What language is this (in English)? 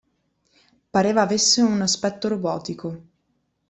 Italian